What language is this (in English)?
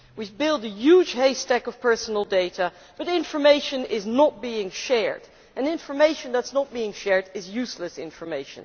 English